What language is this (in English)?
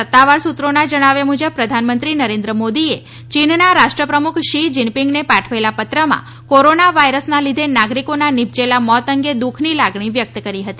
Gujarati